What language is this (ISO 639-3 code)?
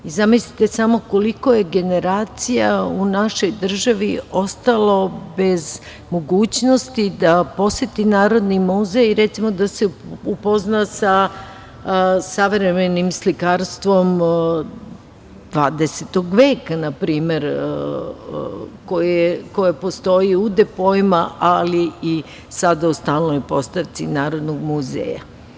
srp